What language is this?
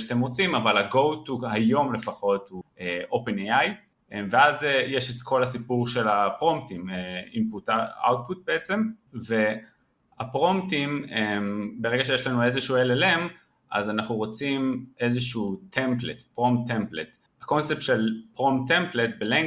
Hebrew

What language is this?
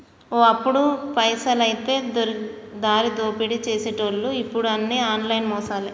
Telugu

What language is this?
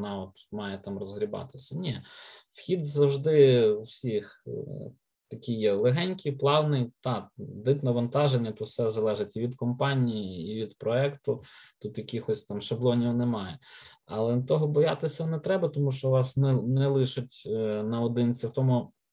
Ukrainian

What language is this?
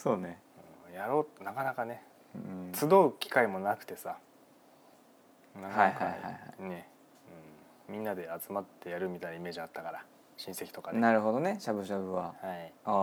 Japanese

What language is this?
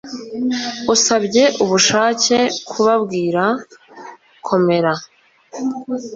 Kinyarwanda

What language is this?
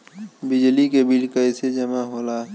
Bhojpuri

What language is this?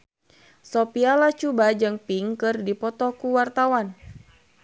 Sundanese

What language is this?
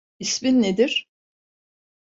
Turkish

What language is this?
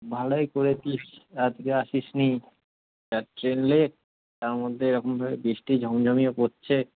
Bangla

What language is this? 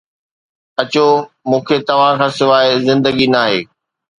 Sindhi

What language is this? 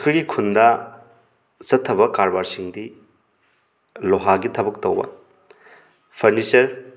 Manipuri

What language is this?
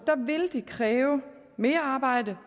Danish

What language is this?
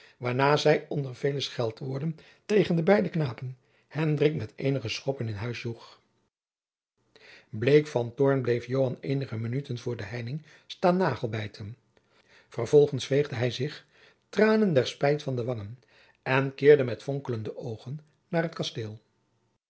Dutch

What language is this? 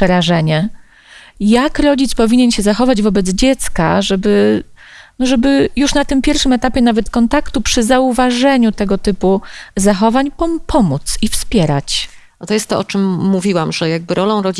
Polish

